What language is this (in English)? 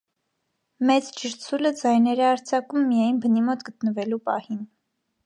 Armenian